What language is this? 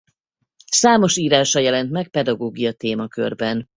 Hungarian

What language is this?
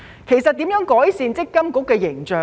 Cantonese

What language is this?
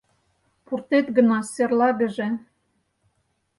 Mari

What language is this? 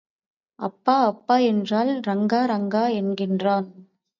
Tamil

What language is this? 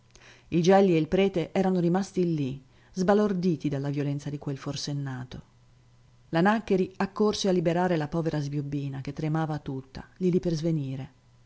Italian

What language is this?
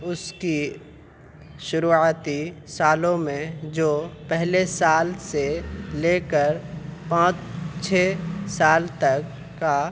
Urdu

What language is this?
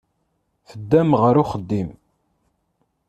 Kabyle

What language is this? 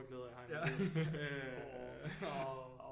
Danish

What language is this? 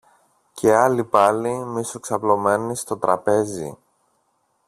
Greek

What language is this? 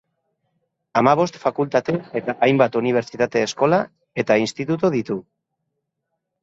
Basque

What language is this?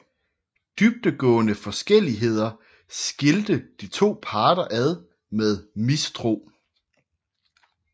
Danish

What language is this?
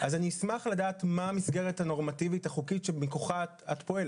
Hebrew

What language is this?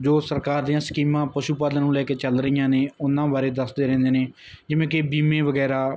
Punjabi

